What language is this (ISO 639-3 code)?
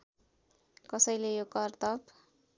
nep